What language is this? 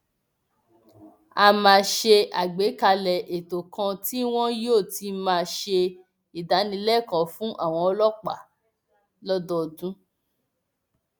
Yoruba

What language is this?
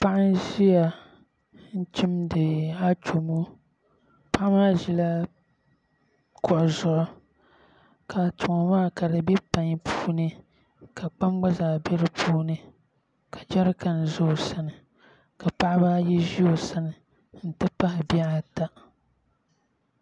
Dagbani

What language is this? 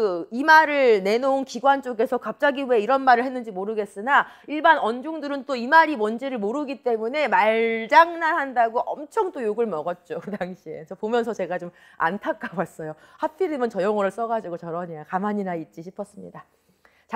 Korean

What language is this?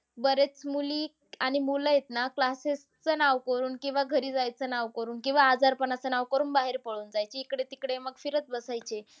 Marathi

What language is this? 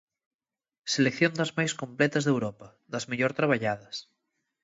Galician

